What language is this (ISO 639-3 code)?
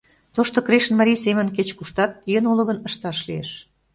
chm